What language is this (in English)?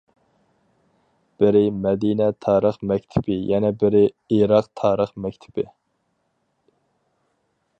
Uyghur